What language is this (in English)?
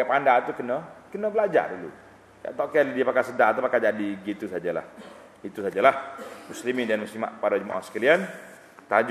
Malay